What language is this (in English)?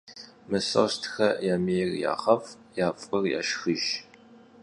Kabardian